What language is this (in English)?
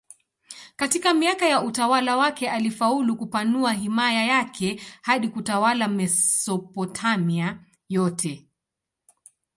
Swahili